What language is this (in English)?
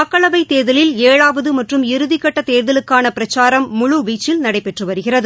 Tamil